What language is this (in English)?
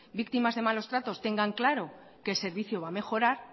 Spanish